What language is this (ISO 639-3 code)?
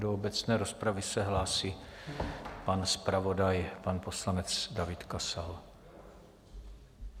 ces